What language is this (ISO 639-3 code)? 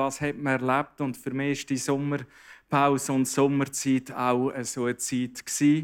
deu